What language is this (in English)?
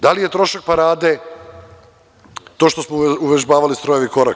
Serbian